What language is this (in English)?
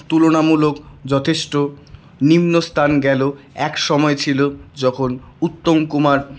Bangla